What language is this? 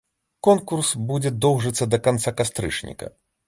Belarusian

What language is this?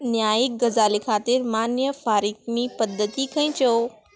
Konkani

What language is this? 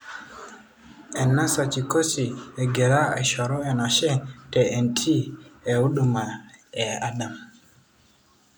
Masai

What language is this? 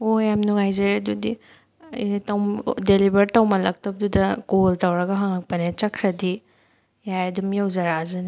Manipuri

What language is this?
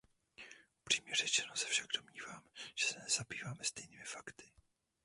Czech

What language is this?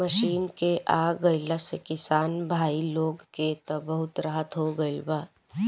Bhojpuri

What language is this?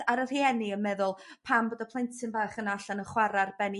Welsh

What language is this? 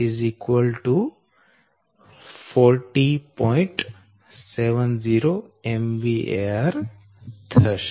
Gujarati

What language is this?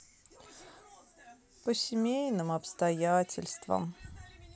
Russian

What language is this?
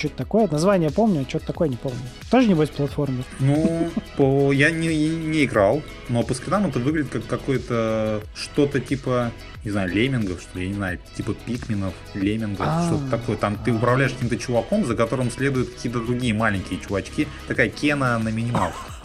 Russian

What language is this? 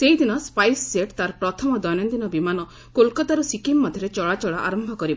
Odia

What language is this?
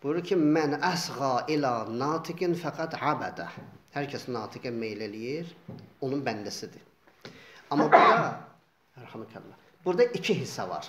Turkish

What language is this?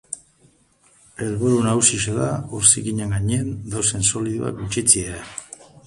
Basque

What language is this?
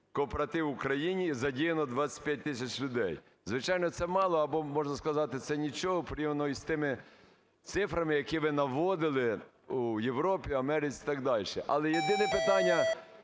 Ukrainian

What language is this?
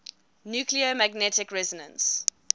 English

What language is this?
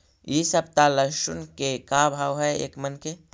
Magahi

